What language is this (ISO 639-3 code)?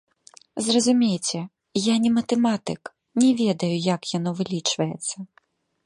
bel